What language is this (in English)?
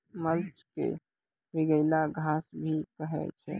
Maithili